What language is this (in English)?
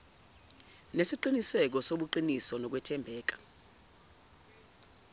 Zulu